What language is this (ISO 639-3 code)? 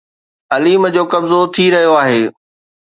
snd